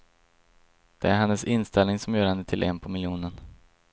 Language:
Swedish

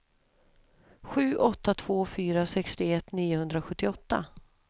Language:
Swedish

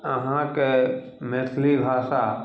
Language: Maithili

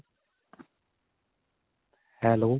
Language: Punjabi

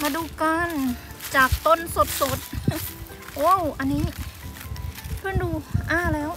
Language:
Thai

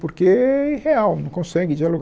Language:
Portuguese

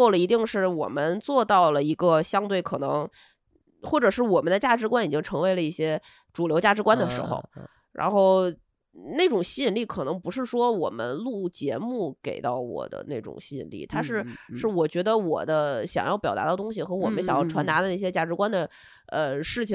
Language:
Chinese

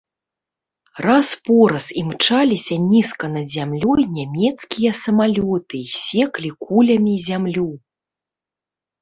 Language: Belarusian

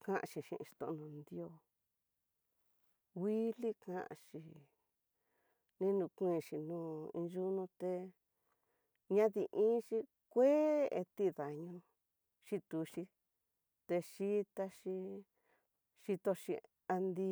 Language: Tidaá Mixtec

